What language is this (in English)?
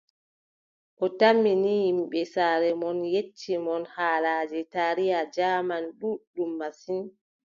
Adamawa Fulfulde